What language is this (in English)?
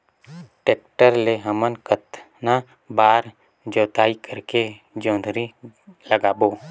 Chhattisgarhi